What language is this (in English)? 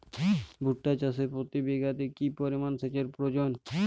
Bangla